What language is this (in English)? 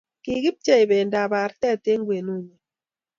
Kalenjin